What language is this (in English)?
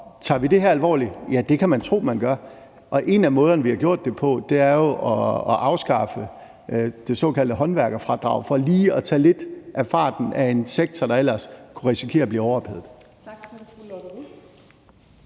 Danish